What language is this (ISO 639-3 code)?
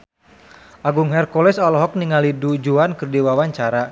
sun